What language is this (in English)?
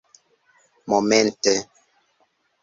Esperanto